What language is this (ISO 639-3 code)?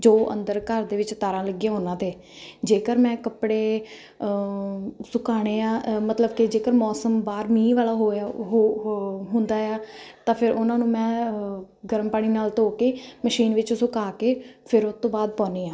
pan